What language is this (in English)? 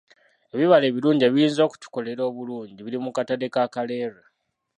Ganda